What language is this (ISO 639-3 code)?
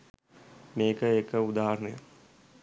sin